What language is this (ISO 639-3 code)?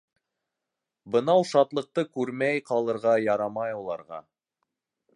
bak